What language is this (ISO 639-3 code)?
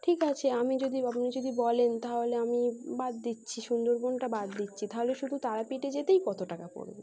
ben